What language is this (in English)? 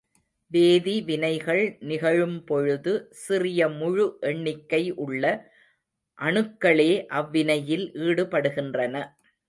Tamil